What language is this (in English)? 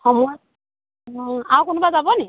Assamese